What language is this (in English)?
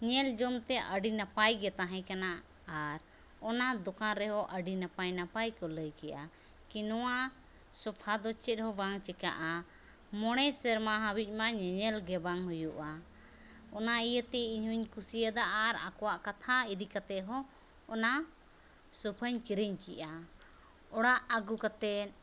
Santali